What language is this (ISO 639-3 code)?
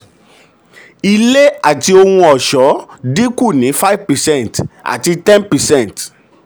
yor